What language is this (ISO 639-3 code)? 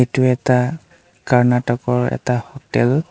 asm